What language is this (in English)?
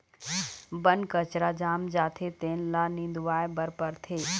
Chhattisgarhi